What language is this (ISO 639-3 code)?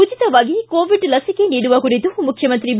kan